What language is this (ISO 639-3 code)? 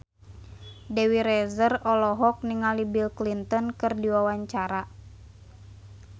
sun